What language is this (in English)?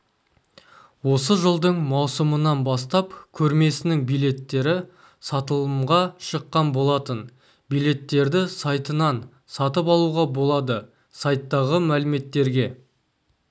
Kazakh